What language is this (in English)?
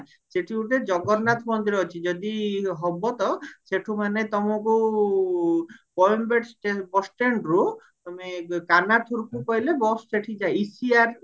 Odia